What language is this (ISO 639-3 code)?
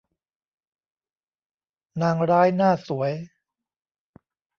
tha